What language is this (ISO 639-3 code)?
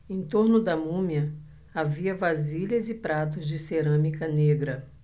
por